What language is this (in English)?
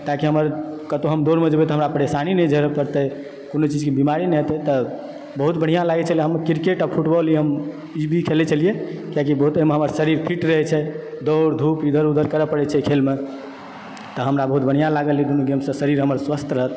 Maithili